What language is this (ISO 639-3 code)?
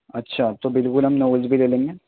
urd